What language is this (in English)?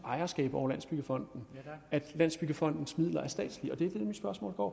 Danish